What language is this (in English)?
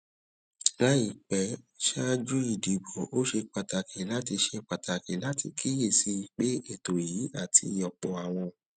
Yoruba